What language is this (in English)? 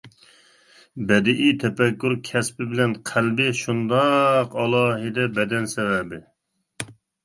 Uyghur